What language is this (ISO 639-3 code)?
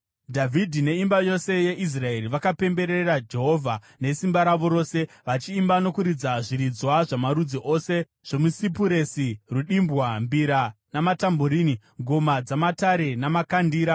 sna